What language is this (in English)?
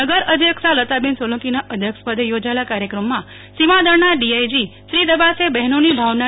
Gujarati